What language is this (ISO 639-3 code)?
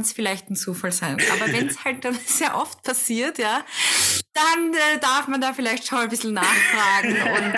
deu